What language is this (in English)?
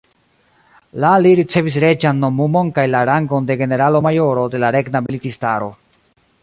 Esperanto